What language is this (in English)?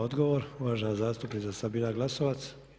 Croatian